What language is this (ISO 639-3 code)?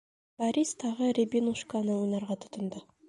bak